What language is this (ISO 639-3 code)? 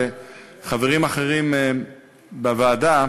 heb